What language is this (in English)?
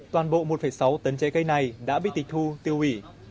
Vietnamese